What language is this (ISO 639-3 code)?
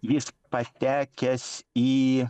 lit